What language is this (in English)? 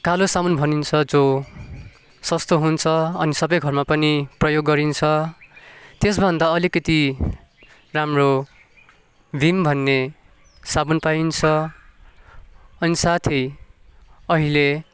Nepali